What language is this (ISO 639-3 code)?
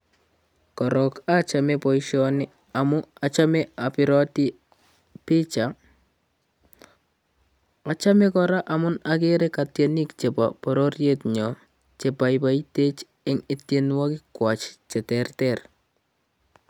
kln